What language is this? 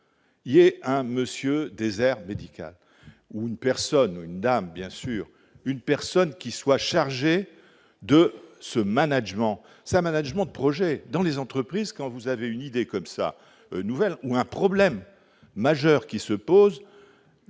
French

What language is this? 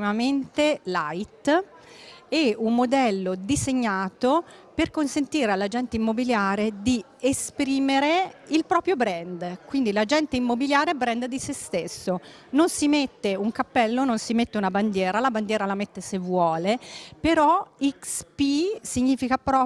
Italian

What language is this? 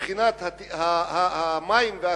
Hebrew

